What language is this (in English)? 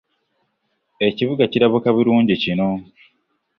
Ganda